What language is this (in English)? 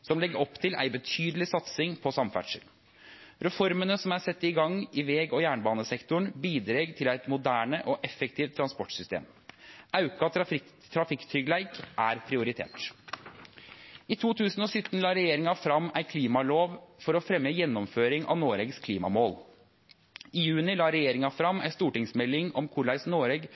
Norwegian Nynorsk